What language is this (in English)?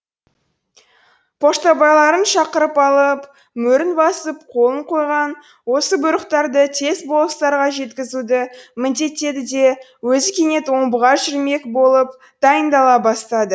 Kazakh